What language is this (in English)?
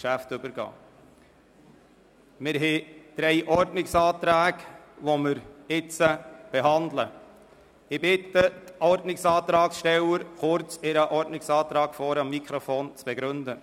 Swiss German